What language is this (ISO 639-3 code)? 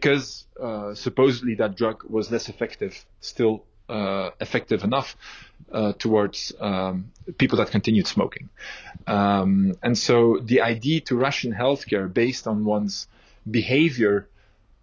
eng